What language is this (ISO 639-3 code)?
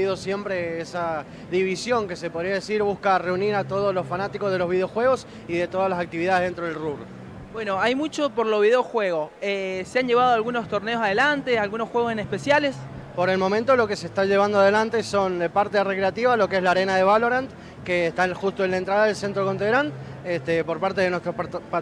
spa